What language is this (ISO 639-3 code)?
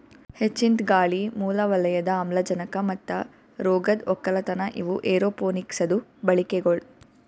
kan